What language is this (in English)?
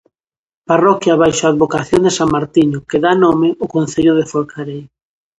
Galician